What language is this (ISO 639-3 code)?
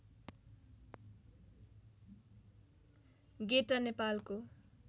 nep